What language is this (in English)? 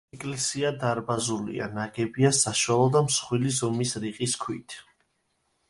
Georgian